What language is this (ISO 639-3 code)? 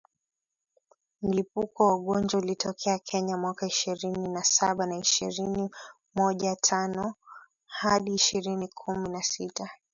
swa